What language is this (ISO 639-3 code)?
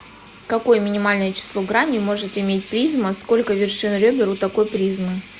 rus